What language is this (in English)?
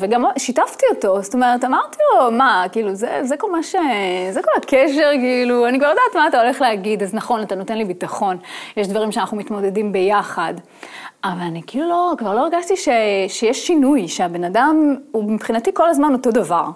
Hebrew